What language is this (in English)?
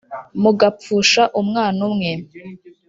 Kinyarwanda